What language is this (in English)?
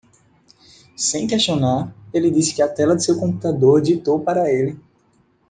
Portuguese